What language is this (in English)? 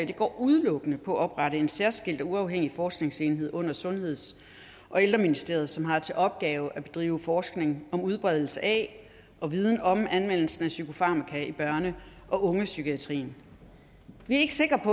Danish